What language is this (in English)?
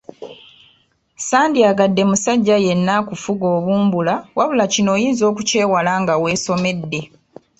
Ganda